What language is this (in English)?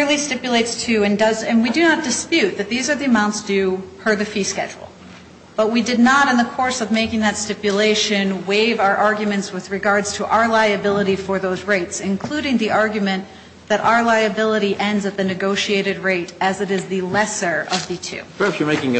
English